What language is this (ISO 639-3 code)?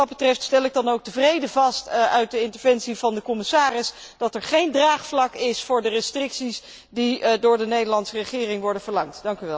nld